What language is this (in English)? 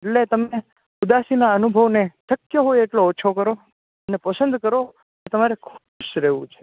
Gujarati